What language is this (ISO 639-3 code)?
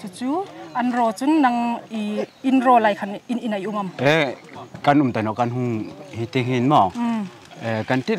tha